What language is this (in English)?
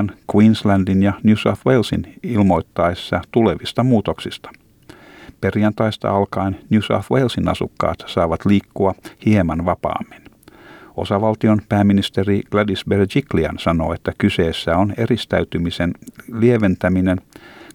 Finnish